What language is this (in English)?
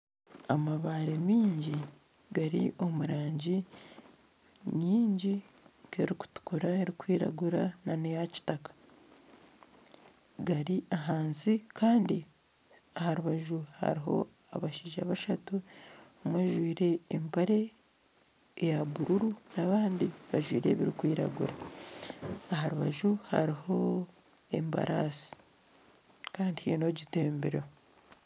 Nyankole